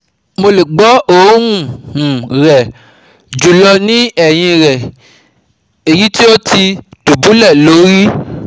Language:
Yoruba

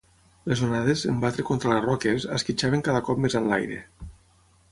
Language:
Catalan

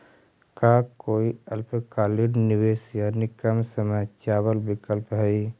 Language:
Magahi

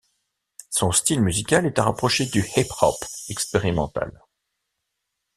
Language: French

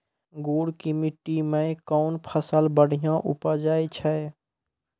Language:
Maithili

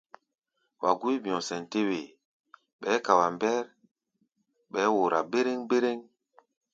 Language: Gbaya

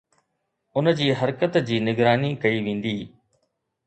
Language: Sindhi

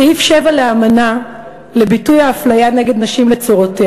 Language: Hebrew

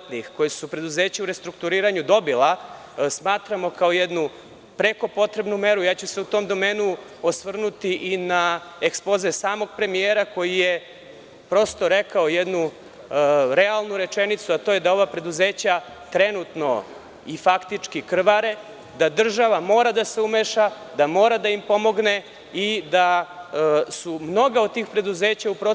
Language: Serbian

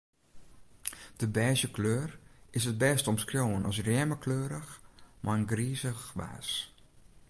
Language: Western Frisian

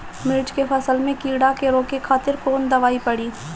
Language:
Bhojpuri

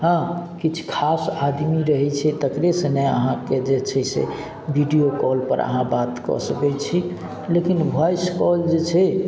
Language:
Maithili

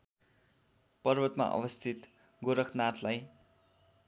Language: Nepali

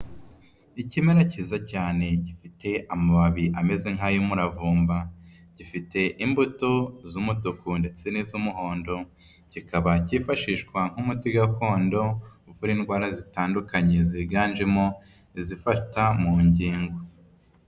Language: Kinyarwanda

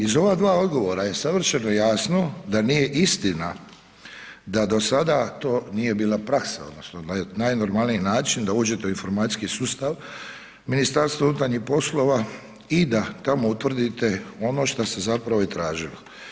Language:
Croatian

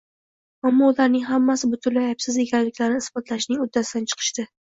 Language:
Uzbek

